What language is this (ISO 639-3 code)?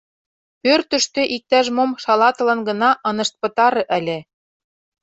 chm